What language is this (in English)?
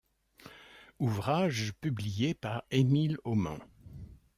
French